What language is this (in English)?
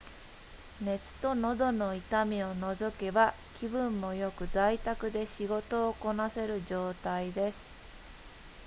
Japanese